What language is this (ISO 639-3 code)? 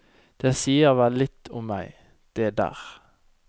nor